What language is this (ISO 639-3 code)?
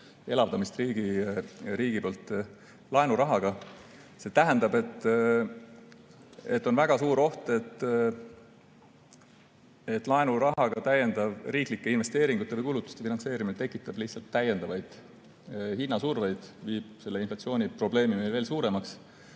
est